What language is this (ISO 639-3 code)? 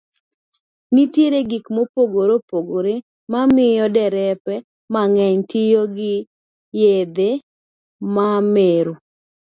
luo